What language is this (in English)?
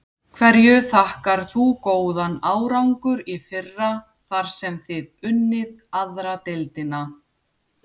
Icelandic